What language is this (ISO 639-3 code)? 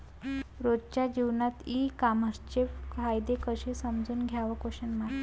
mar